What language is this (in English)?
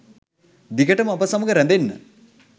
Sinhala